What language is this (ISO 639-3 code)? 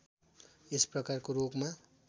nep